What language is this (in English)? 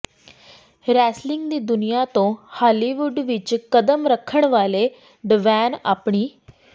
Punjabi